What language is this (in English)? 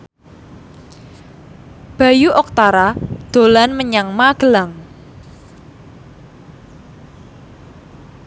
Javanese